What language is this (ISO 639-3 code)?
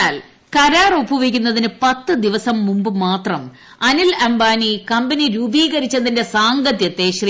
mal